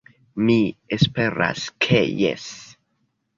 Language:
Esperanto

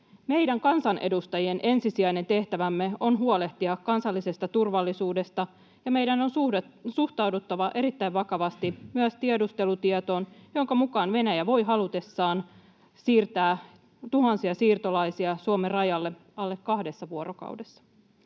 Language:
Finnish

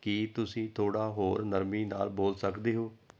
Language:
Punjabi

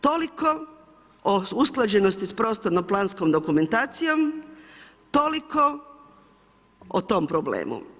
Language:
Croatian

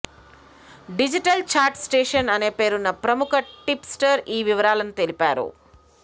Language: Telugu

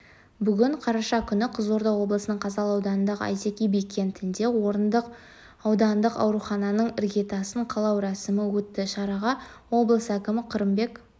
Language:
Kazakh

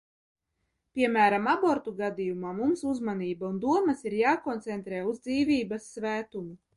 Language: Latvian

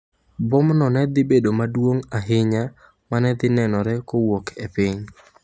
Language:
Luo (Kenya and Tanzania)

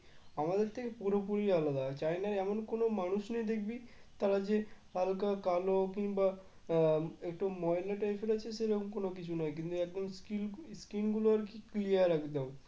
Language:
Bangla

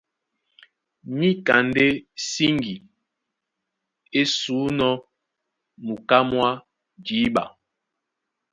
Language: Duala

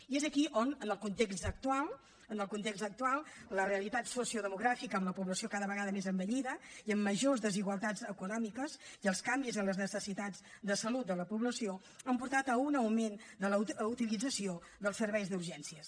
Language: Catalan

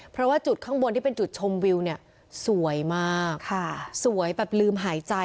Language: Thai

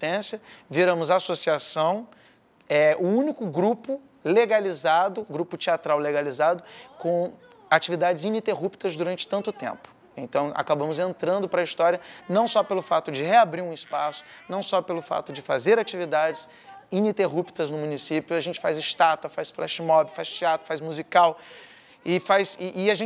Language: Portuguese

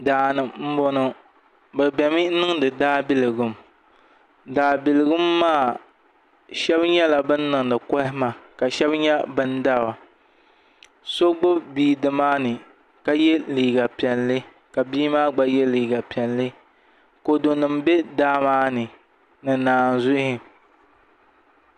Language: Dagbani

